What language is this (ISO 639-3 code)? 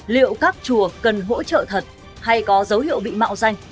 vie